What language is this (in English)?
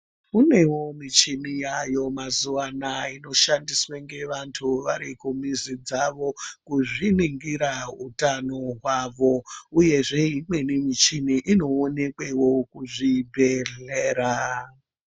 Ndau